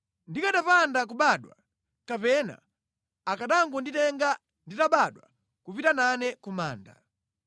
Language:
Nyanja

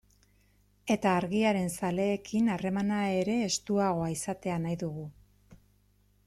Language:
Basque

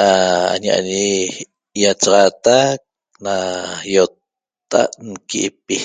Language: Toba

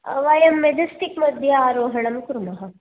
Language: Sanskrit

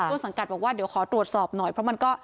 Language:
Thai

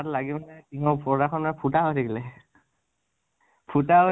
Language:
Assamese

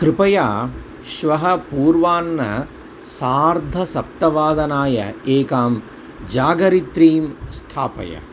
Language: Sanskrit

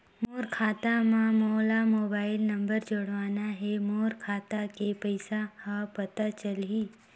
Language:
Chhattisgarhi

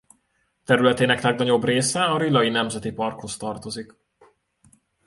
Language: Hungarian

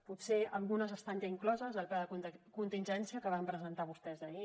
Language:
Catalan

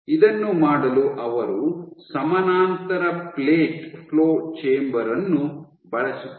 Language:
Kannada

